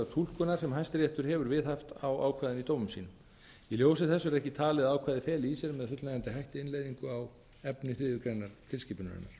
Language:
Icelandic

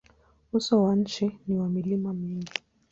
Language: Swahili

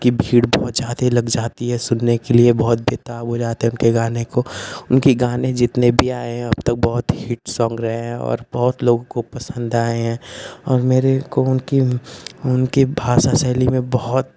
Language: Hindi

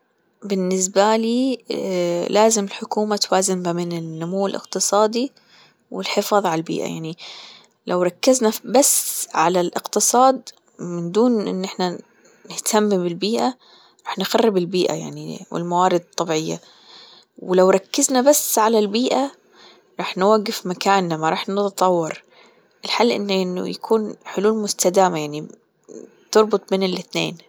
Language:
Gulf Arabic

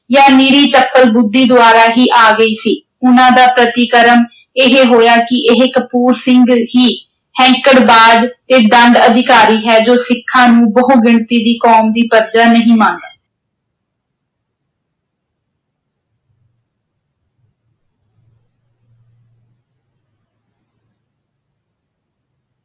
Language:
Punjabi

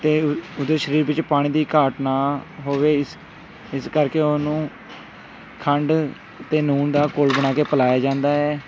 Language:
Punjabi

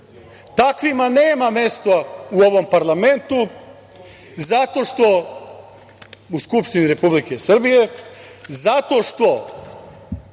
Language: Serbian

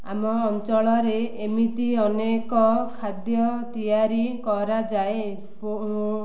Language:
Odia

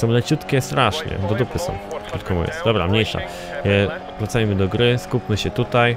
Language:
Polish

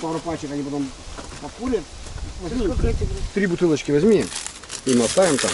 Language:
Russian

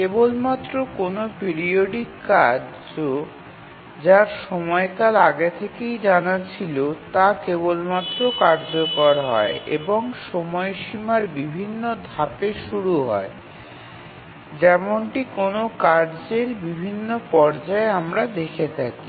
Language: Bangla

